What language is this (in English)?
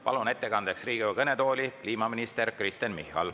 Estonian